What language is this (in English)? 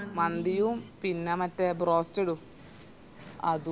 Malayalam